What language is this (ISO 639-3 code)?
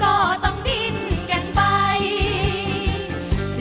tha